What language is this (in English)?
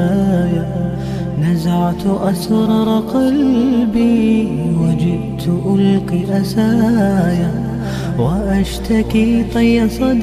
Arabic